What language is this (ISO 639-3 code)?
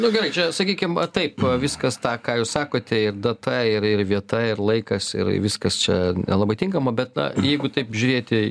lit